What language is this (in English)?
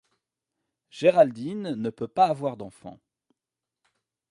French